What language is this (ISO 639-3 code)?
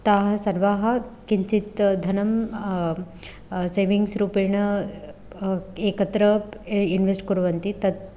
san